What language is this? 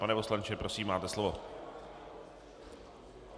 Czech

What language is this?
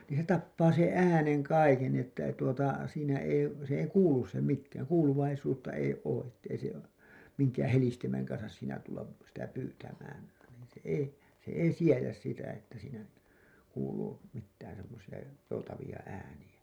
Finnish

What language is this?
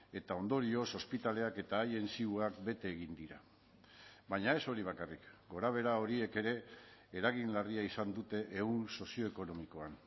Basque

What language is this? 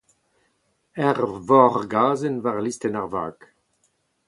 Breton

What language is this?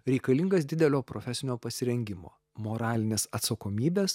Lithuanian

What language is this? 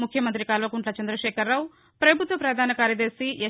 Telugu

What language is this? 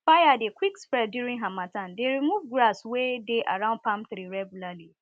Nigerian Pidgin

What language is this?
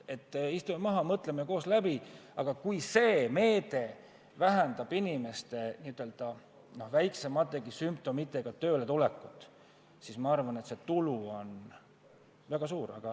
Estonian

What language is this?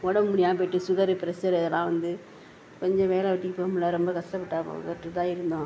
Tamil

